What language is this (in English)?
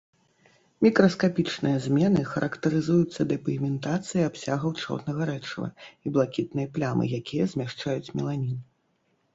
Belarusian